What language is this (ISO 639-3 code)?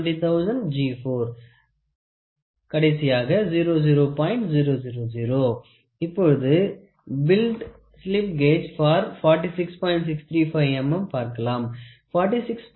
tam